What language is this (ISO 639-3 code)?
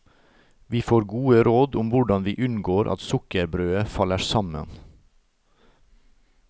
nor